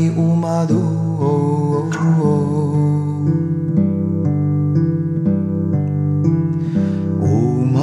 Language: Russian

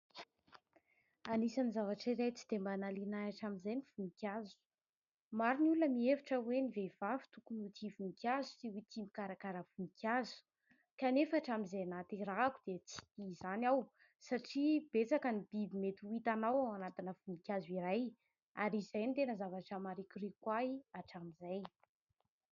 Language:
Malagasy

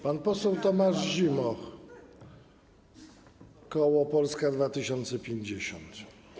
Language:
Polish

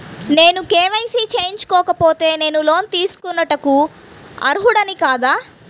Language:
Telugu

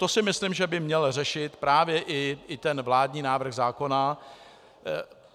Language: Czech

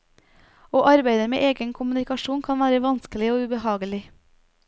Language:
Norwegian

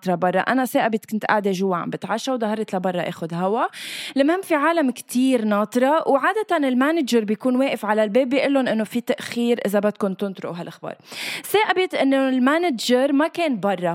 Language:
Arabic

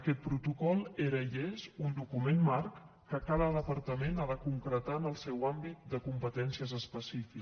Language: Catalan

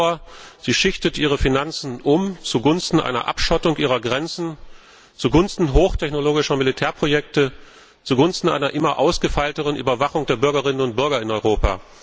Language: German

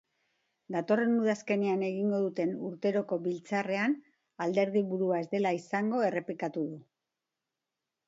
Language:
Basque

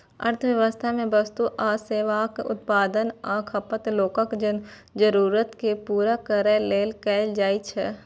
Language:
Maithili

